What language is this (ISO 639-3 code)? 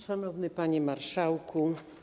pol